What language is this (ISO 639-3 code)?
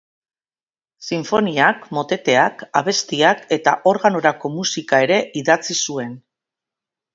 eus